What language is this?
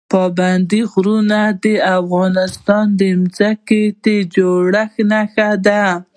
Pashto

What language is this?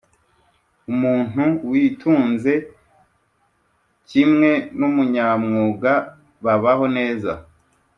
Kinyarwanda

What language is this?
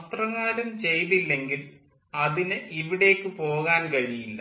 Malayalam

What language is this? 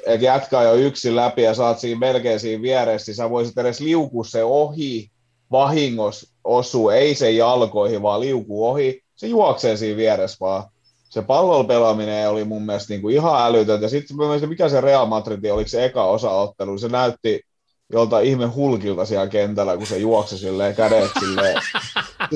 Finnish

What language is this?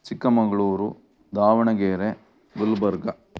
Kannada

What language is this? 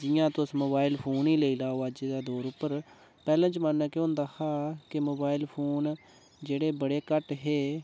Dogri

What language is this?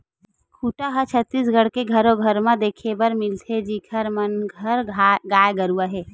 Chhattisgarhi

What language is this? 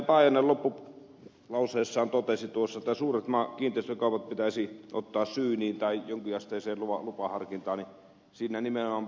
Finnish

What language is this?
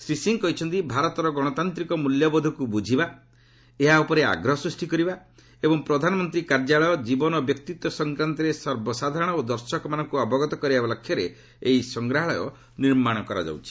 Odia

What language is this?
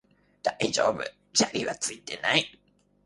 Japanese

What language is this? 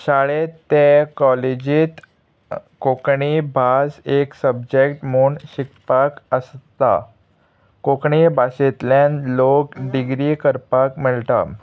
Konkani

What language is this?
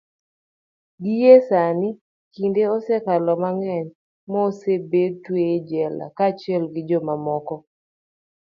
Luo (Kenya and Tanzania)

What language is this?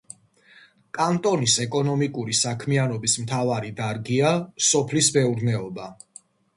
Georgian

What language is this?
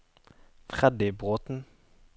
Norwegian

